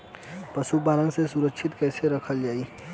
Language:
Bhojpuri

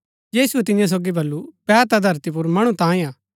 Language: Gaddi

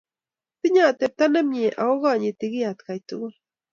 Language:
Kalenjin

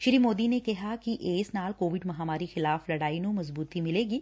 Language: Punjabi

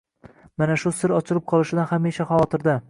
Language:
Uzbek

